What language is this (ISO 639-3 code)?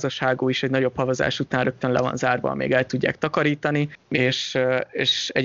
hun